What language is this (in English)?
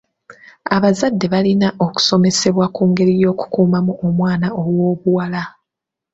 Ganda